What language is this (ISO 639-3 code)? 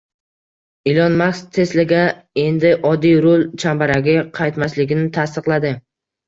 uzb